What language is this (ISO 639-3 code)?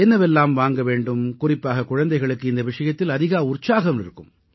tam